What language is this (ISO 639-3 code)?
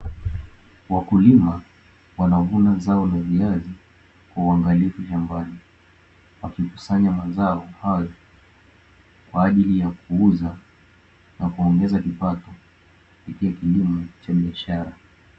swa